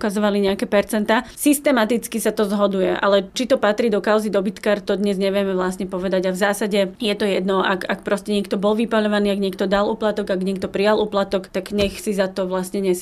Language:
Slovak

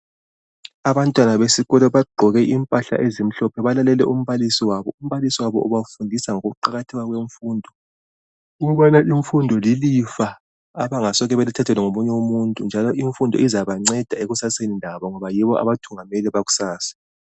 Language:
North Ndebele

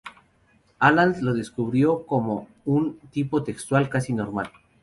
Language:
Spanish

